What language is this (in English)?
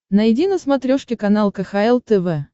Russian